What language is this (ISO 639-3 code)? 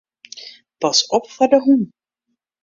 fry